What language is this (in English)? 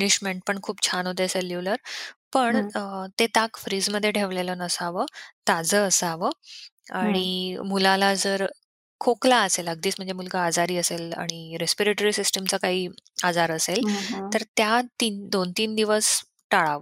Marathi